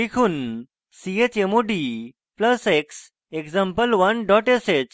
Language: Bangla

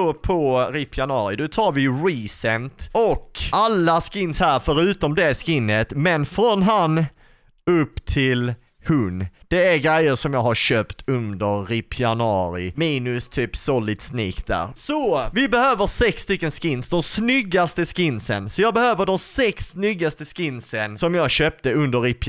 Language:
Swedish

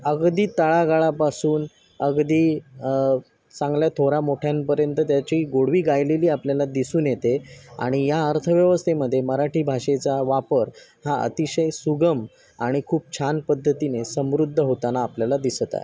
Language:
Marathi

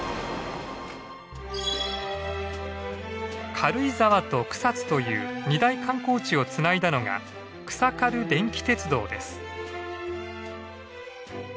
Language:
Japanese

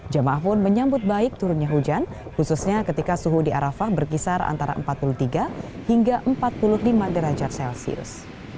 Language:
Indonesian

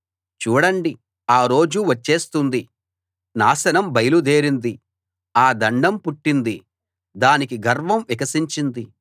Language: Telugu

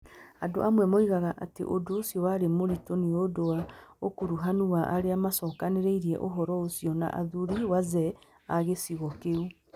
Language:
Kikuyu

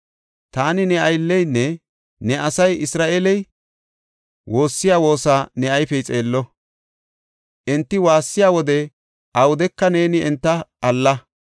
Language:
Gofa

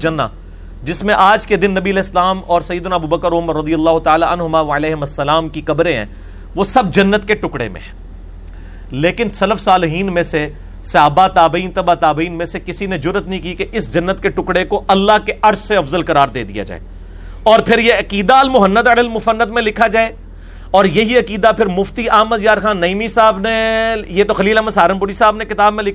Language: Urdu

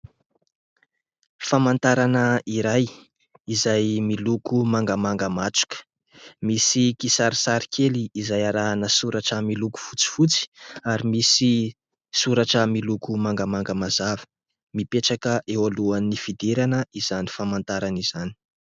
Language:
Malagasy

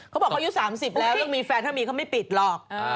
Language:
Thai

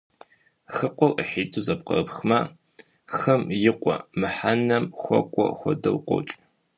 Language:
Kabardian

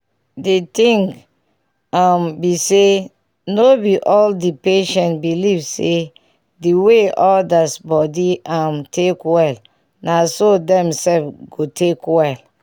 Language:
Nigerian Pidgin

